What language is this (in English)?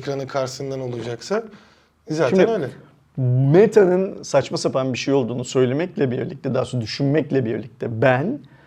Turkish